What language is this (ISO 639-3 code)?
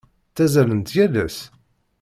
kab